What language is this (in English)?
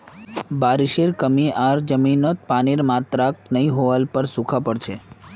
Magahi